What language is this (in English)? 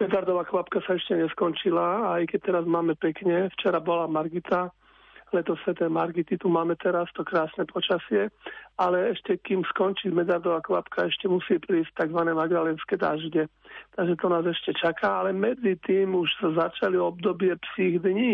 Slovak